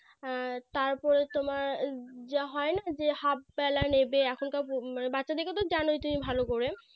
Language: Bangla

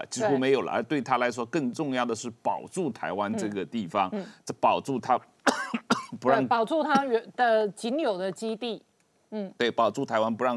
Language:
Chinese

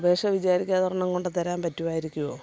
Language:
Malayalam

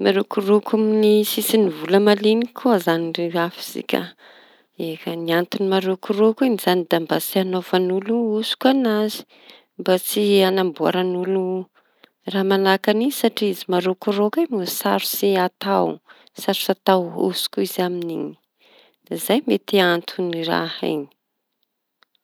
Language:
Tanosy Malagasy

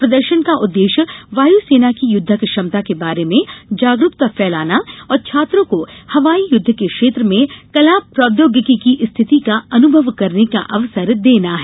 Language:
Hindi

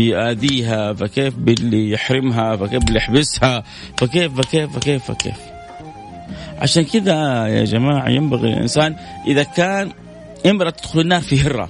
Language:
Arabic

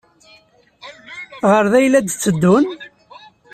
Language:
Kabyle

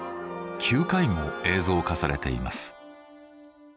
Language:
Japanese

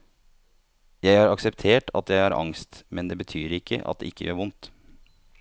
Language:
Norwegian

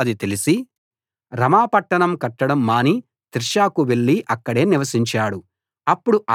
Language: Telugu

